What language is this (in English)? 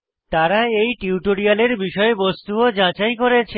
Bangla